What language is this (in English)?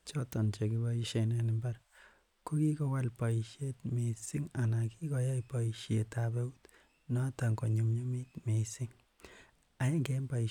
Kalenjin